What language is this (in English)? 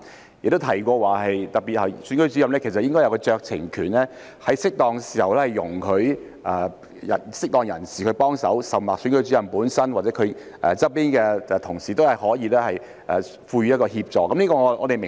Cantonese